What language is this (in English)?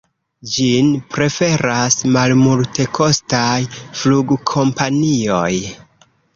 Esperanto